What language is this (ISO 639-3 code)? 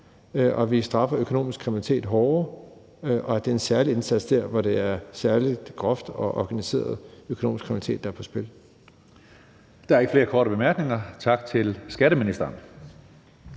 dan